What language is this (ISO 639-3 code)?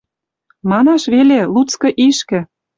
mrj